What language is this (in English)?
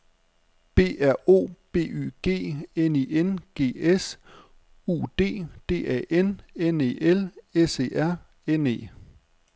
Danish